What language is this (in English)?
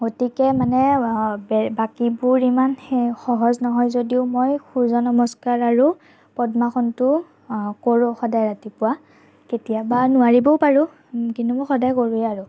Assamese